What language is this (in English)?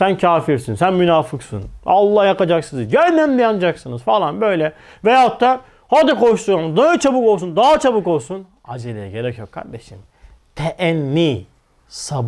Turkish